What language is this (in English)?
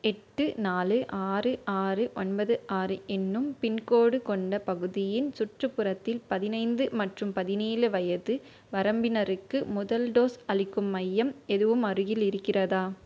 Tamil